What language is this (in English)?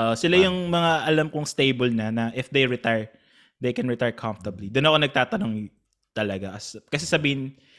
Filipino